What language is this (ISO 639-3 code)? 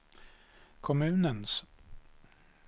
swe